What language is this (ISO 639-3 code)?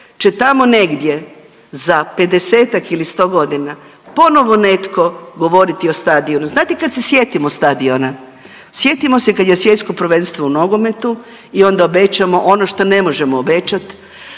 hrv